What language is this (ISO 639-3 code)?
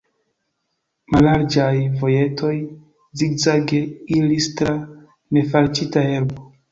epo